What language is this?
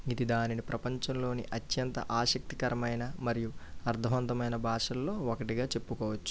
Telugu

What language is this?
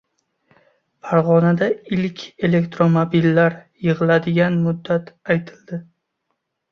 Uzbek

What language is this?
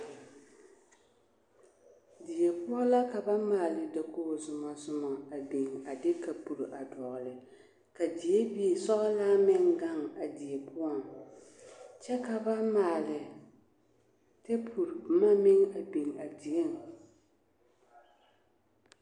Southern Dagaare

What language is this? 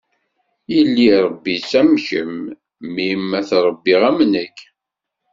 Kabyle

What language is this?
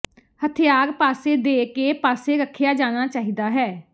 Punjabi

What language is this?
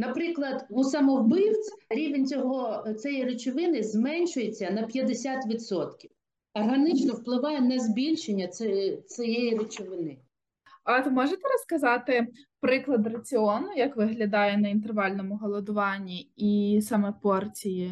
Ukrainian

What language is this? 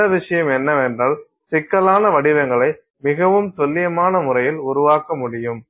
Tamil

